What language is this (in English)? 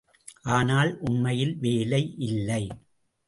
Tamil